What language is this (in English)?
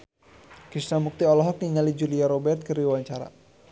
Sundanese